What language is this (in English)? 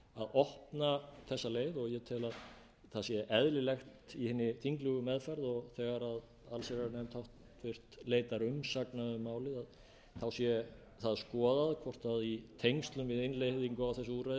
Icelandic